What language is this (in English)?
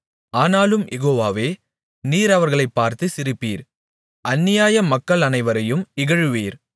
Tamil